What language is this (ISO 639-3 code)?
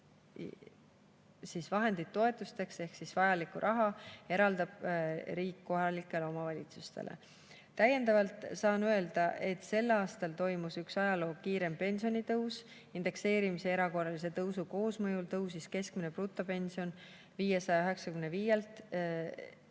est